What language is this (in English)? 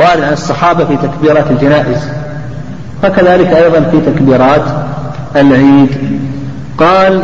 Arabic